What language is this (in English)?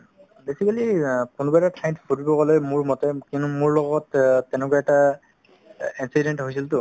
Assamese